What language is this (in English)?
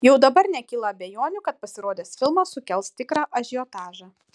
Lithuanian